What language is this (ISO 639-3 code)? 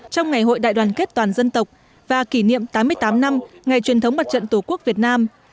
vie